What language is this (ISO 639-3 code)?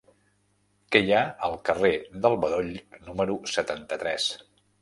cat